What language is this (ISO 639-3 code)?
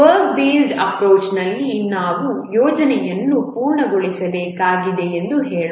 kan